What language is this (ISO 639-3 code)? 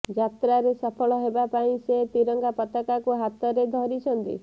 ori